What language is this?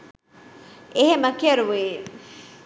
Sinhala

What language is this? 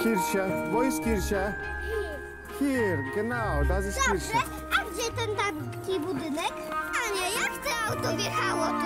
Polish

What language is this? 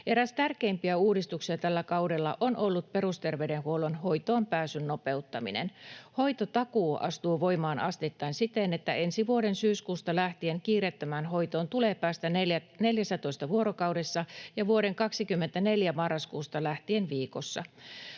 Finnish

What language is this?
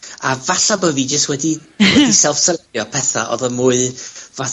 Welsh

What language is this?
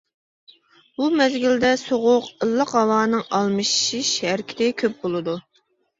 Uyghur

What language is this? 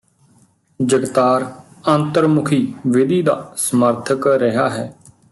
Punjabi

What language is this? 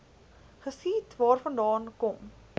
Afrikaans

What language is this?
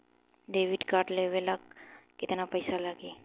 Bhojpuri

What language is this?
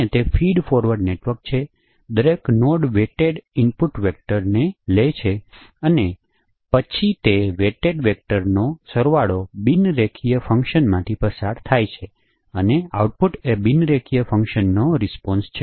Gujarati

